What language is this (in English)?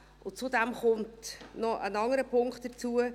Swiss German